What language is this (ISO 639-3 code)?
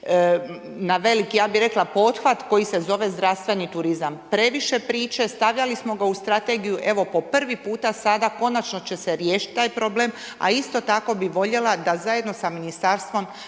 hrv